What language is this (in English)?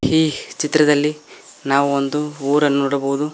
Kannada